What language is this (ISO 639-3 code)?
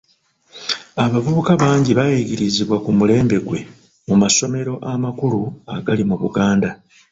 lug